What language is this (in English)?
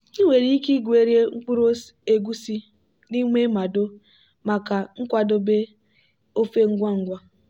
Igbo